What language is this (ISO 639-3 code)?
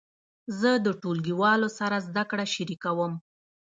pus